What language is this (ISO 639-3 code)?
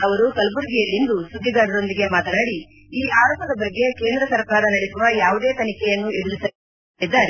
kan